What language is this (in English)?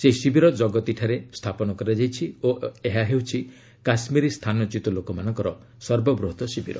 Odia